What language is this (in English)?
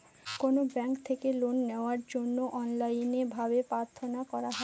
Bangla